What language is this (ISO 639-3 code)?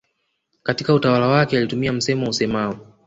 swa